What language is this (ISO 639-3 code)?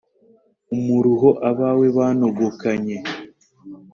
kin